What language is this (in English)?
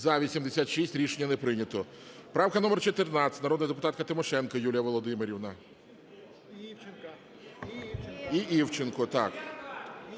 Ukrainian